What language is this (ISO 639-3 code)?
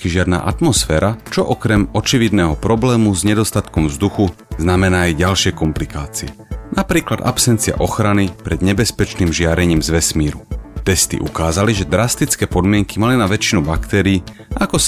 slk